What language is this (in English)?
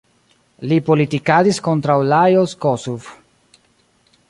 Esperanto